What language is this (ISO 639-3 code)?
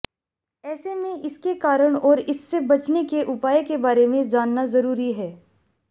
hin